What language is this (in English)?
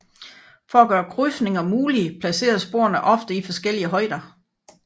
Danish